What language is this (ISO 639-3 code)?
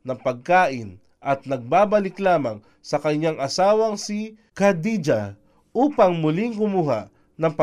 fil